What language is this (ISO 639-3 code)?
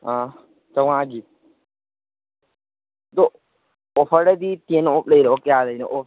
mni